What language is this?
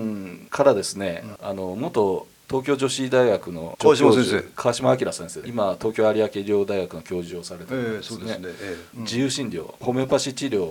Japanese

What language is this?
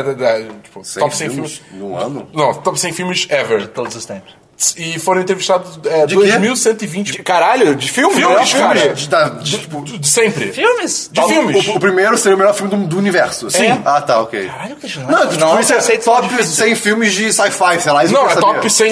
Portuguese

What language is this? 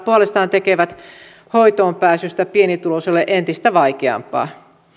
Finnish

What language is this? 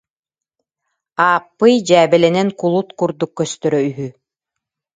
Yakut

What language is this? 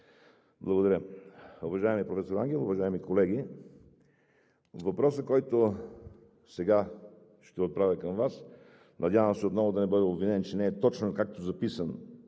Bulgarian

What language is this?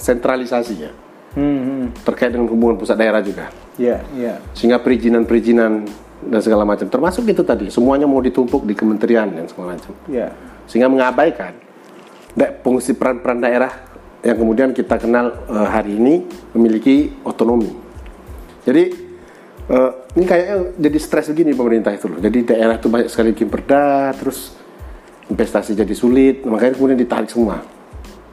Indonesian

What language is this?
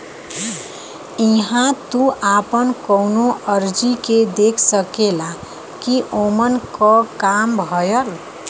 Bhojpuri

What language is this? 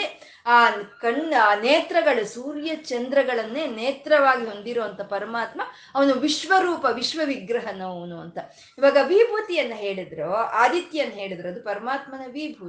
Kannada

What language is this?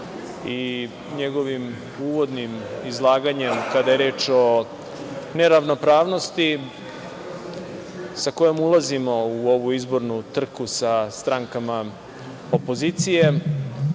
Serbian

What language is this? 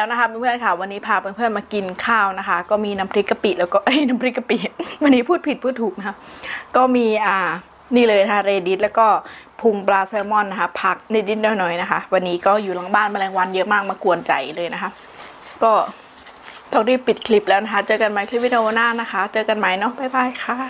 Thai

